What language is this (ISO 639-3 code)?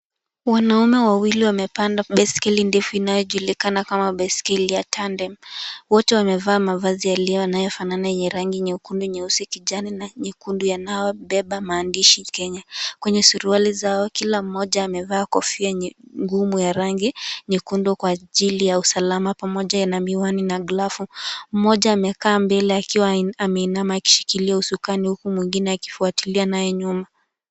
swa